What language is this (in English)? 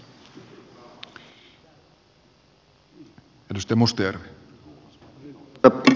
Finnish